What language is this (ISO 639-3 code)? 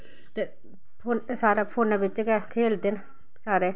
doi